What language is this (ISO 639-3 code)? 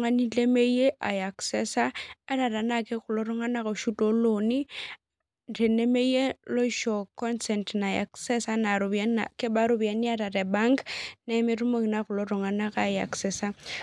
mas